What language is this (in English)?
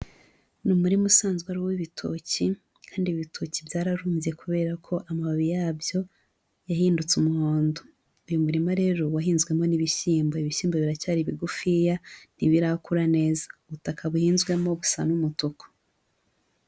Kinyarwanda